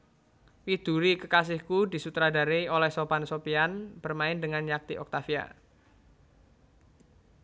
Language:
Javanese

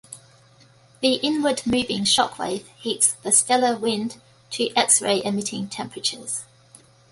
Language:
English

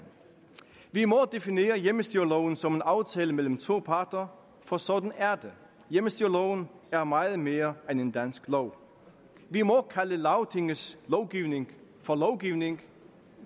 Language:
Danish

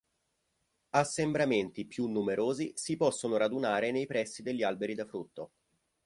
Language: Italian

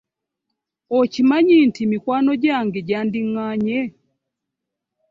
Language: Ganda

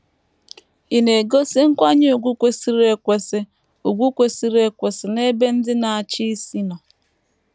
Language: Igbo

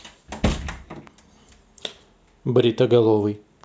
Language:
Russian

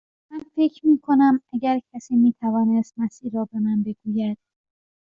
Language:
Persian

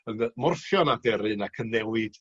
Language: Welsh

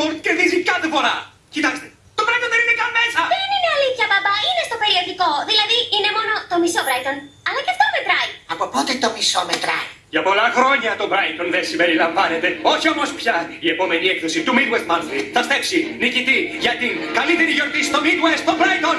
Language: Greek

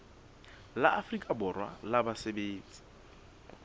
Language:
Southern Sotho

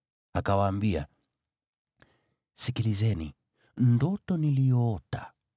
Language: Swahili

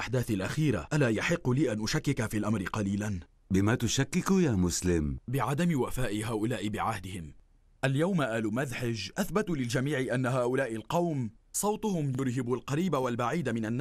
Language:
Arabic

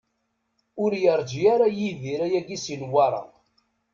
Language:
Kabyle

